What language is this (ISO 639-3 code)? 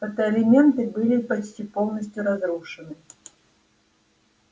rus